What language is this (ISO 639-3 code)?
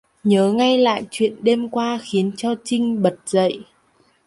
vie